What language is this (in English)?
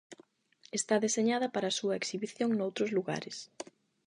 Galician